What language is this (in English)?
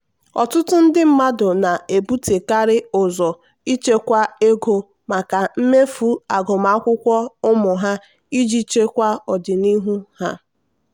Igbo